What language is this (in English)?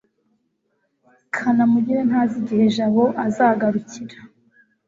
Kinyarwanda